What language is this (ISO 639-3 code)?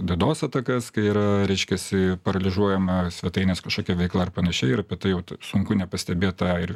lit